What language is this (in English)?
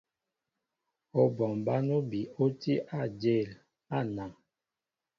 Mbo (Cameroon)